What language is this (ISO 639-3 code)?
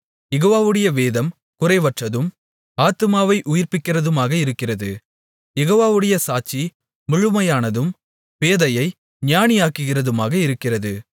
tam